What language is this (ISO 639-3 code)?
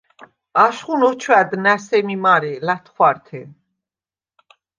sva